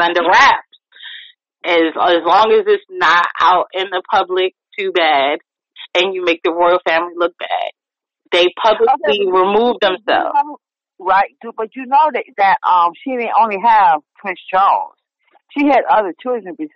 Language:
English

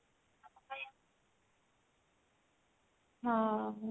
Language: Odia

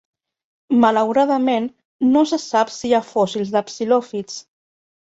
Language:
Catalan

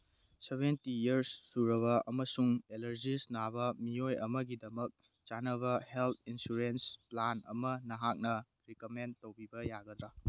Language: Manipuri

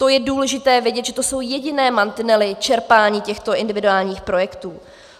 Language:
Czech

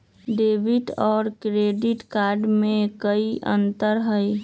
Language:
Magahi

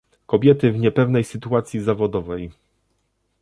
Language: Polish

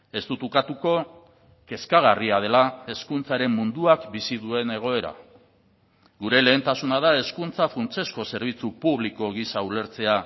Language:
Basque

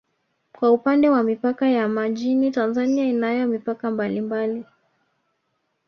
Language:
Swahili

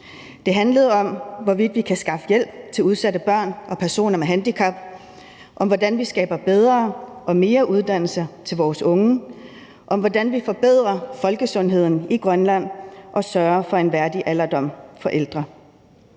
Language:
Danish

